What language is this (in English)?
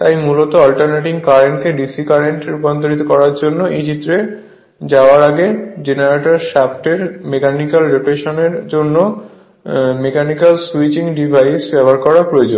Bangla